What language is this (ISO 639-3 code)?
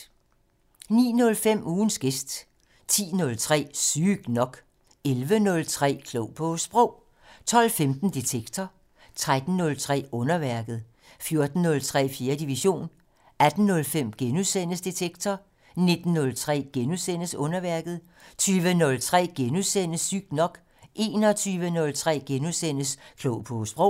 dan